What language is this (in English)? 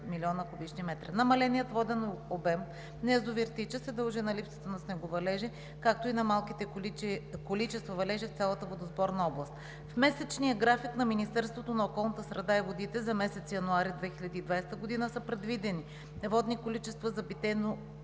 Bulgarian